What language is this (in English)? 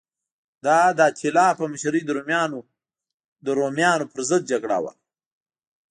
Pashto